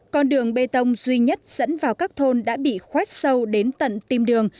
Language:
Vietnamese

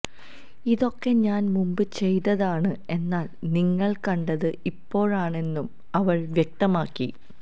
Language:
Malayalam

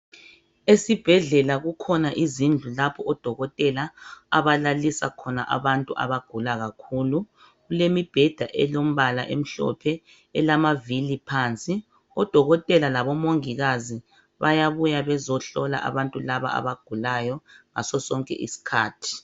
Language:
North Ndebele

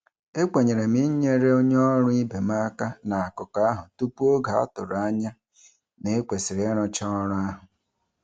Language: Igbo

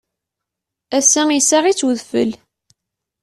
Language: Kabyle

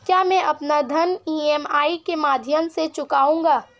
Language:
Hindi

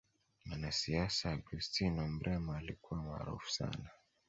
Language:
Swahili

